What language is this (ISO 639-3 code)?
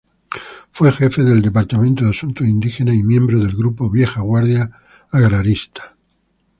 spa